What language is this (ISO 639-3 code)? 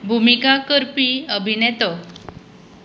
kok